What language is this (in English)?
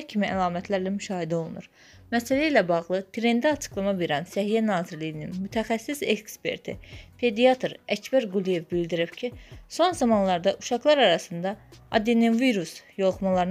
Turkish